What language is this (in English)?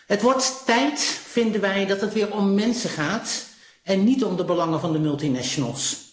Dutch